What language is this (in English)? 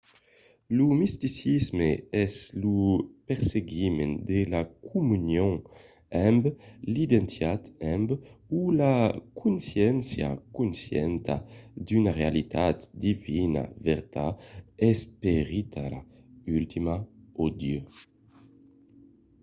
Occitan